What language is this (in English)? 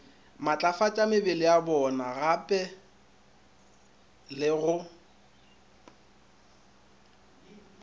Northern Sotho